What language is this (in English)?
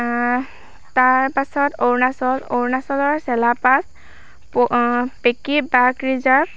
Assamese